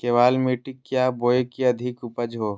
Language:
Magahi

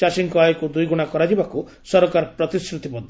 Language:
Odia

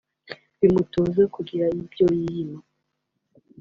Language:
Kinyarwanda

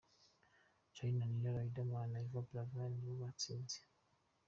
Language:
Kinyarwanda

